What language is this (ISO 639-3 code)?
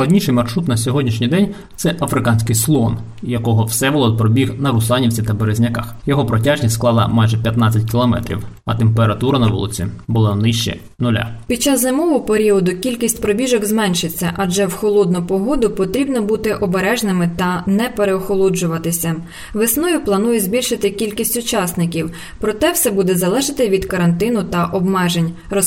ukr